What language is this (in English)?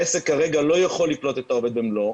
Hebrew